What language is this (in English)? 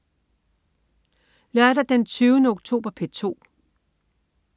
Danish